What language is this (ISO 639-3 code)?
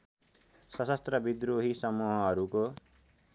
nep